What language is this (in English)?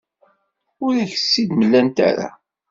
Kabyle